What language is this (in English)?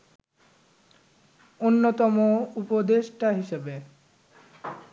Bangla